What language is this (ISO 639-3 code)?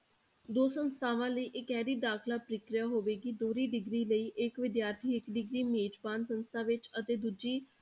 pan